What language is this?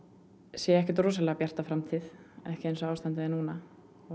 Icelandic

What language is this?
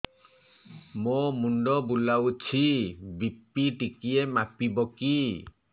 Odia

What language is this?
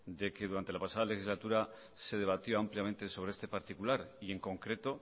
Spanish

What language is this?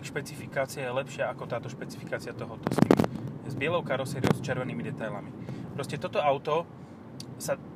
Slovak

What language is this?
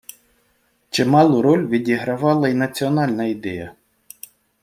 Ukrainian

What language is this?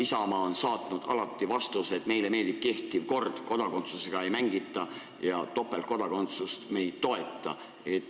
Estonian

